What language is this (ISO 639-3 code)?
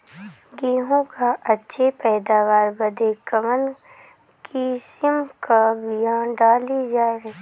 bho